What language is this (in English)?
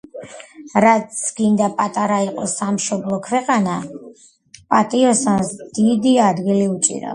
Georgian